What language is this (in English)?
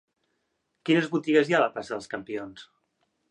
Catalan